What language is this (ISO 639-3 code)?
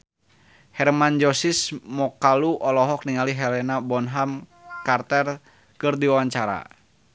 sun